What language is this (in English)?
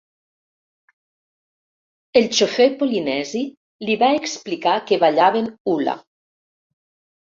Catalan